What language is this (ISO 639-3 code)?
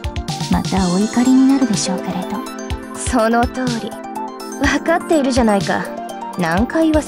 jpn